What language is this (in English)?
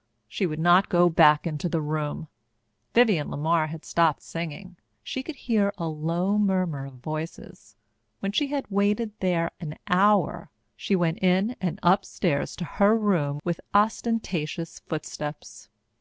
English